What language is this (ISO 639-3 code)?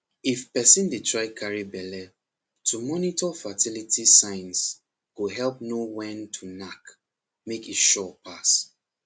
pcm